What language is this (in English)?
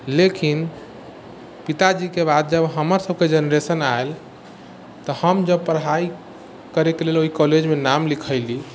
Maithili